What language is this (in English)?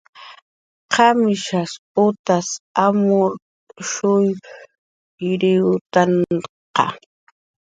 Jaqaru